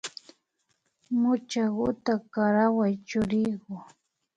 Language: Imbabura Highland Quichua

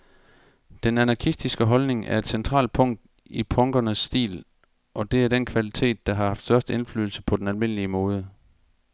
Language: Danish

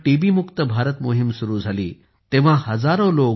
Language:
Marathi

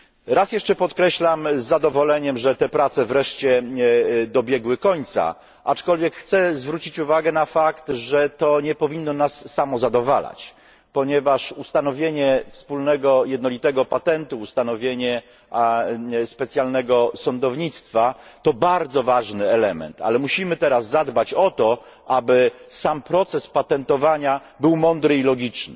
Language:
Polish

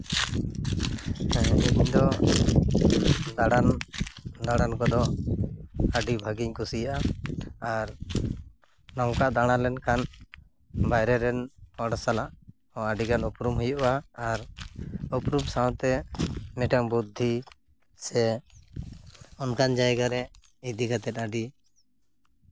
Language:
Santali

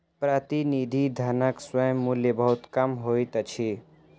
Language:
Maithili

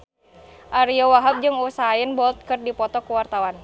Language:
Sundanese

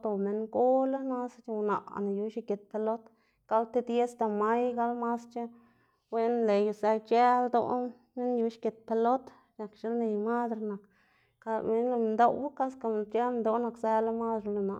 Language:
Xanaguía Zapotec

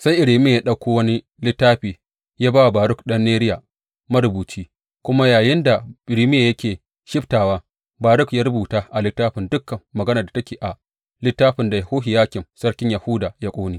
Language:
Hausa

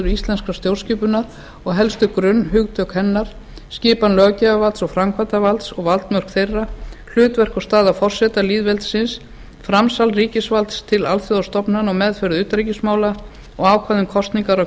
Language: Icelandic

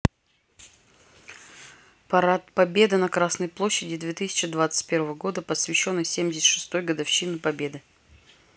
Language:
Russian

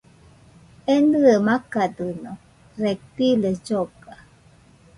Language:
Nüpode Huitoto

